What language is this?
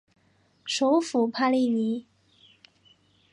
Chinese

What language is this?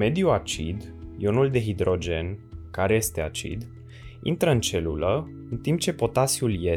Romanian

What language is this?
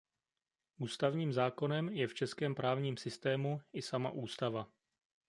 Czech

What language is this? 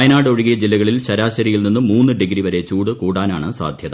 Malayalam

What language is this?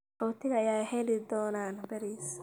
Somali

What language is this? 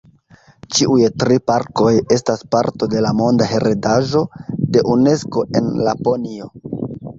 Esperanto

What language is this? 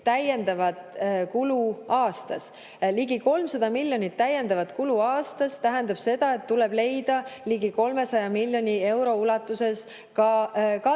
Estonian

